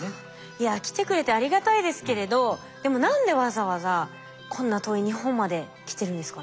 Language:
Japanese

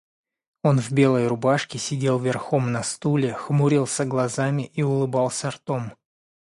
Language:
Russian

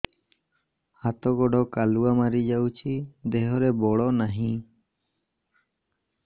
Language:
Odia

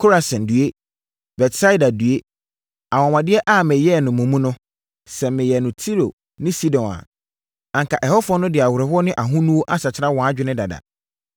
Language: Akan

